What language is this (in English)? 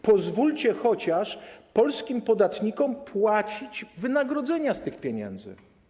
Polish